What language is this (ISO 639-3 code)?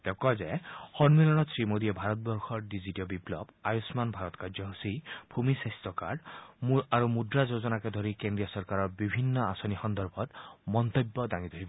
asm